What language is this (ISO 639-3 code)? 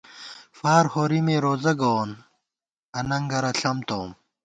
gwt